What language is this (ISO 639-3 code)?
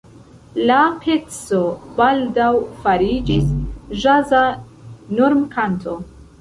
epo